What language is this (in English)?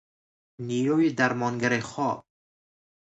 Persian